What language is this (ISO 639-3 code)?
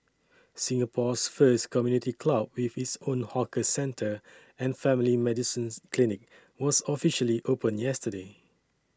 eng